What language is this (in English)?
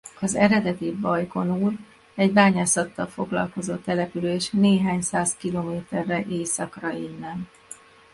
Hungarian